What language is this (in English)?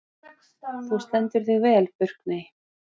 Icelandic